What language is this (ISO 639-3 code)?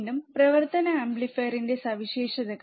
mal